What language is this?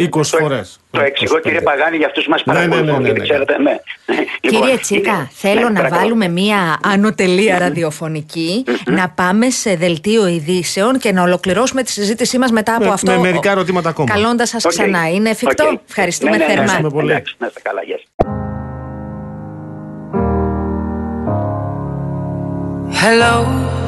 Greek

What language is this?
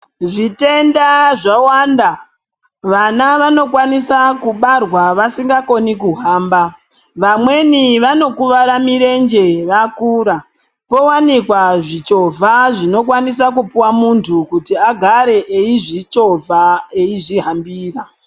Ndau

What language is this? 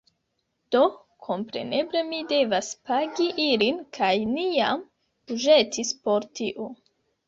Esperanto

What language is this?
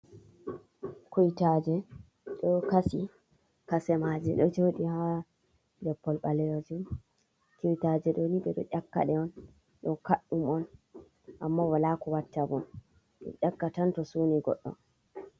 Fula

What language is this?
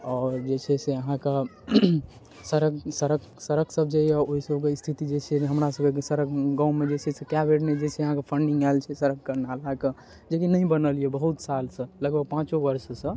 Maithili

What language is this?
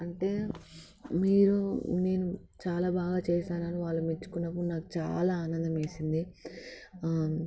Telugu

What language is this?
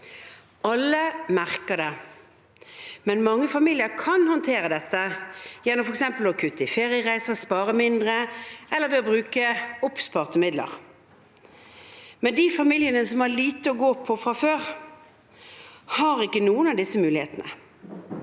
Norwegian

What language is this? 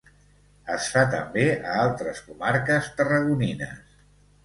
Catalan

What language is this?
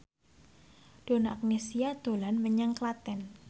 Javanese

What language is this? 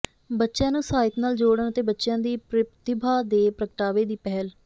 Punjabi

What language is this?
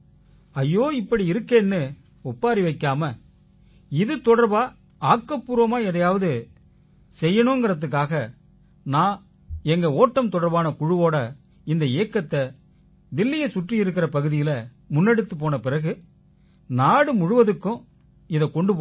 Tamil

